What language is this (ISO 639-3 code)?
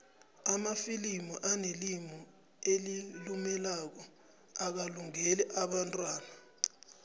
nbl